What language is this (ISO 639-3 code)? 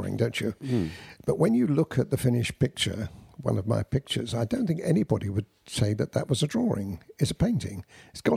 eng